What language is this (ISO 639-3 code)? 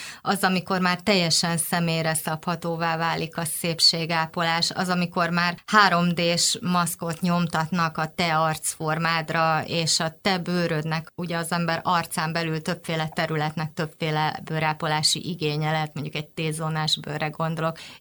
hun